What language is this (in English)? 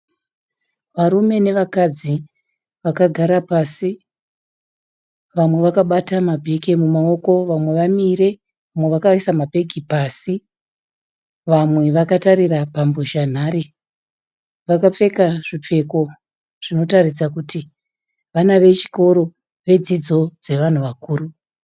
Shona